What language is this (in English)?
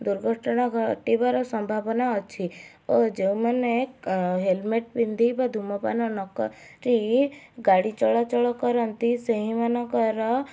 Odia